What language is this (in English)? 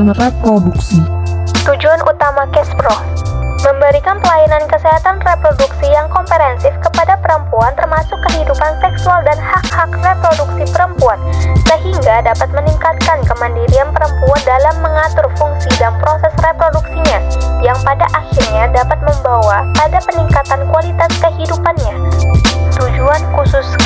Indonesian